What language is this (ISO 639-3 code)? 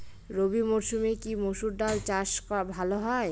ben